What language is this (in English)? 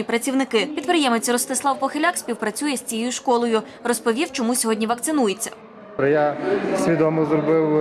Ukrainian